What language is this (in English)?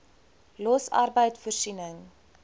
Afrikaans